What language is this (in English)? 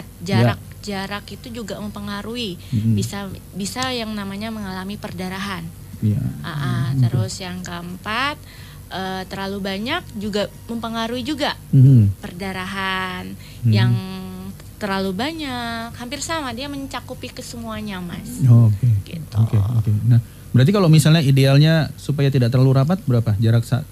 Indonesian